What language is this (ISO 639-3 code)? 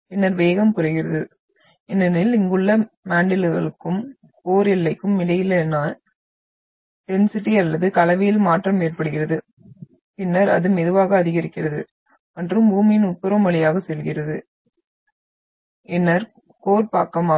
tam